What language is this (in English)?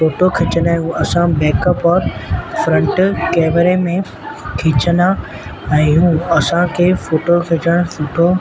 Sindhi